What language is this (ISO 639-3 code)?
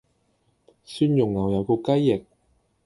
yue